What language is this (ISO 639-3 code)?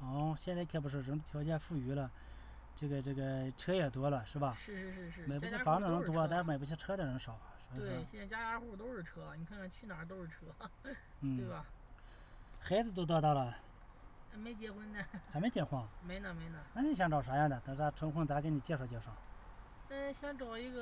zho